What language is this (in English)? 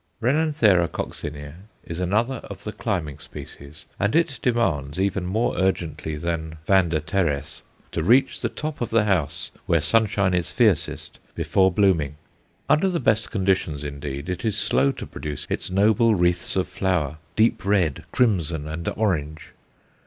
English